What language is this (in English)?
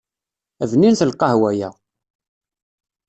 Kabyle